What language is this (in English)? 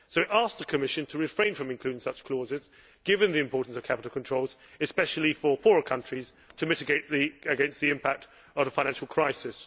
English